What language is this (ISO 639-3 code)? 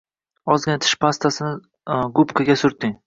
uzb